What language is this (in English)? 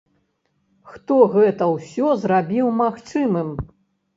Belarusian